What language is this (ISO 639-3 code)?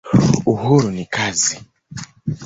swa